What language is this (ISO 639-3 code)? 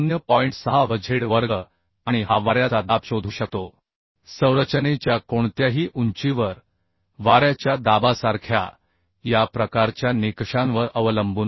mar